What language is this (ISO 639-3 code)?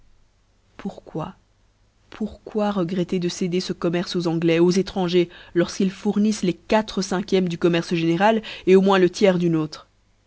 fra